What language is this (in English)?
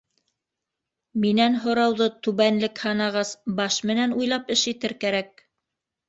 Bashkir